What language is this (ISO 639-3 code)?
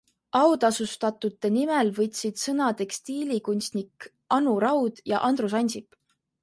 est